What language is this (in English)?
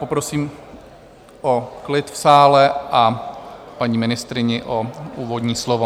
Czech